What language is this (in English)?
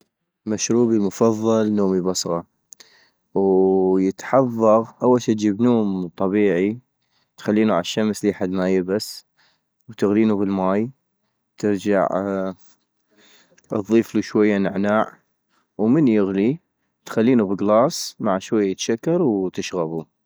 North Mesopotamian Arabic